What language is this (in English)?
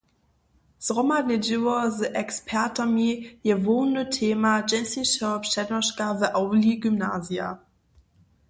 Upper Sorbian